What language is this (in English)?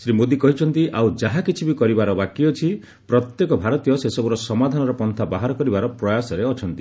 Odia